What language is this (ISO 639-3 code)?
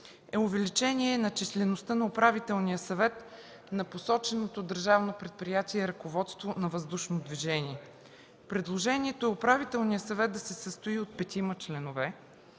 bul